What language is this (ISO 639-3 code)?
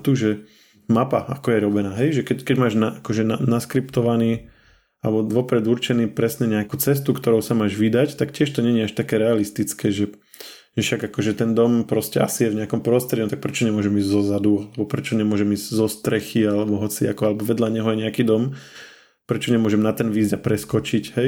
slk